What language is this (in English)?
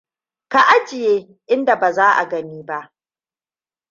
Hausa